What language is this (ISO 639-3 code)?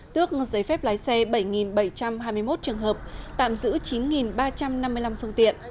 vie